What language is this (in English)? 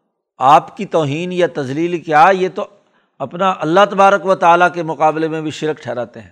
Urdu